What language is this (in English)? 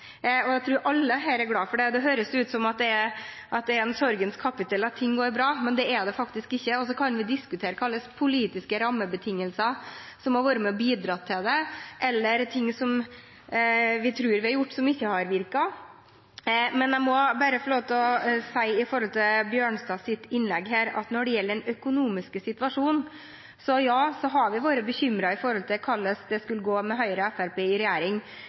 Norwegian Bokmål